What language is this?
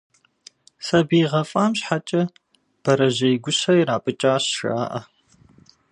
Kabardian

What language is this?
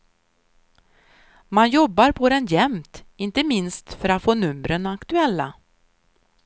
Swedish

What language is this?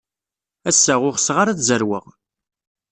Kabyle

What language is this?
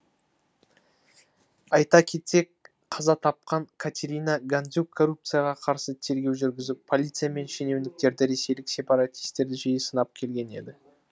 Kazakh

